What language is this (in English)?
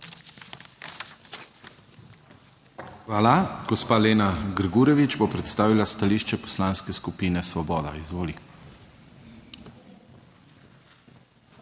Slovenian